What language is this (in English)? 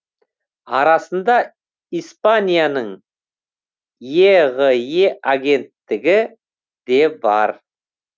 Kazakh